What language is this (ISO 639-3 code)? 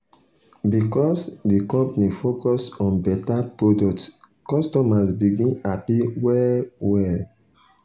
pcm